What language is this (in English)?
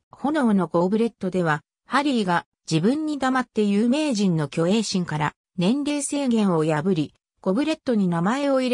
Japanese